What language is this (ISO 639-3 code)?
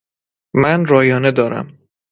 fas